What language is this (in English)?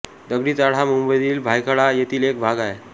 Marathi